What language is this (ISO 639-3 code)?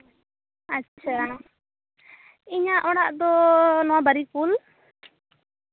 sat